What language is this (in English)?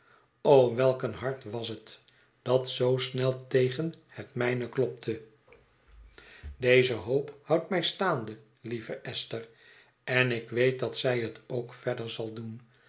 Dutch